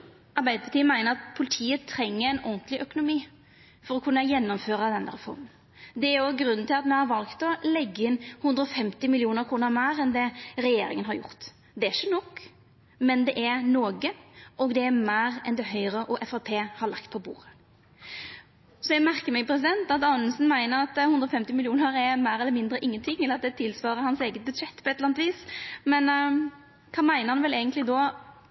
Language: Norwegian Nynorsk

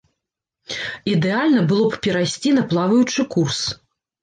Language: Belarusian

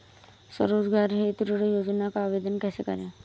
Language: Hindi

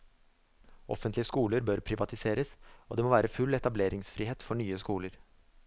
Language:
Norwegian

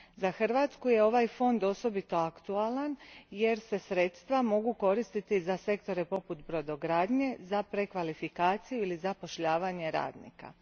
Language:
Croatian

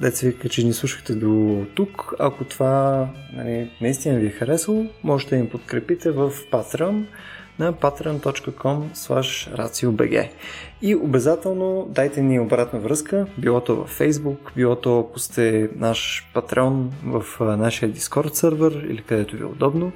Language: Bulgarian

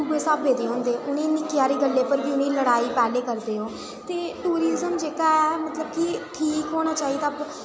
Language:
Dogri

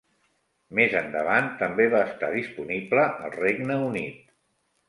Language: Catalan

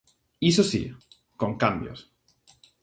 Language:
Galician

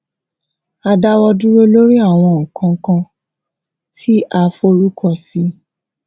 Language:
Yoruba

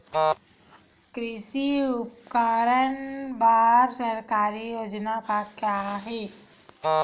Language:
Chhattisgarhi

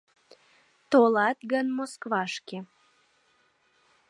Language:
Mari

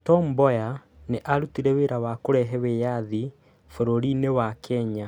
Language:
Kikuyu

